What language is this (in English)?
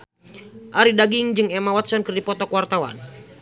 Sundanese